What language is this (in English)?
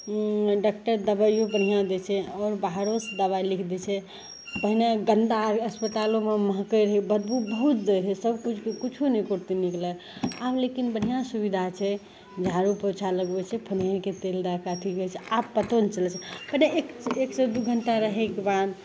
Maithili